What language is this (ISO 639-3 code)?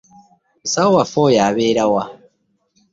lug